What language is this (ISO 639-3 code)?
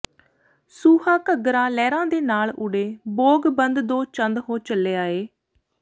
pan